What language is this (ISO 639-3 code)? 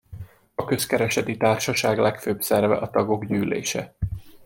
hun